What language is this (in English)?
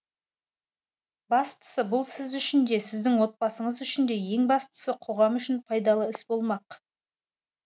Kazakh